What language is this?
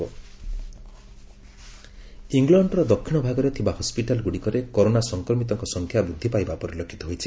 Odia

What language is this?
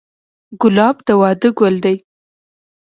Pashto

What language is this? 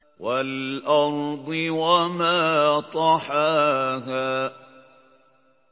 Arabic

